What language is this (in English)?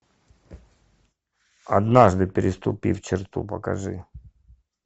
Russian